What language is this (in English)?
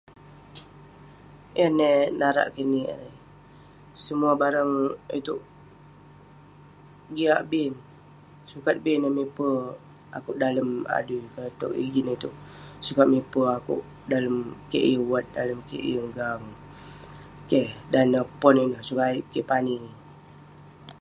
Western Penan